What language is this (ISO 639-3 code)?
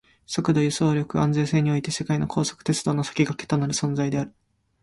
jpn